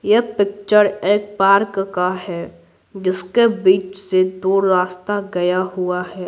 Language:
Hindi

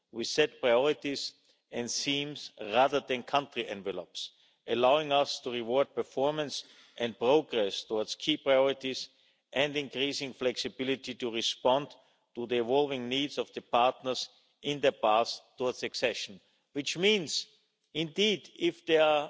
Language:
English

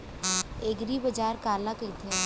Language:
Chhattisgarhi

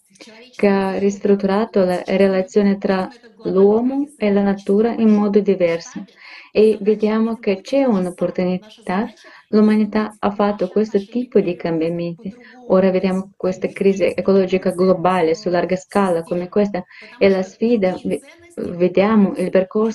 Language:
Italian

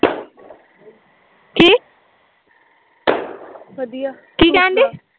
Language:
Punjabi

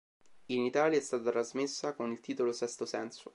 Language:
Italian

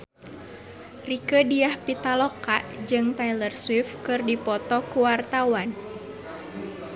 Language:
Sundanese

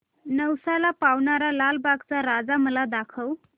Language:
Marathi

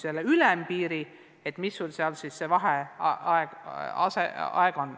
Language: Estonian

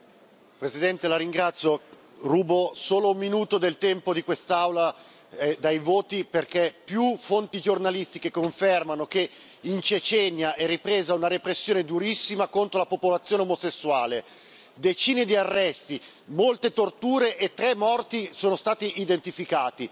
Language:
Italian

